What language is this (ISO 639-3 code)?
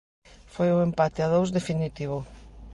glg